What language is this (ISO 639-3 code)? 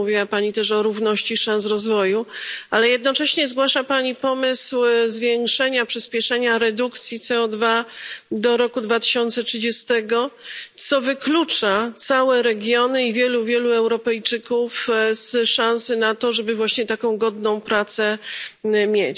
pol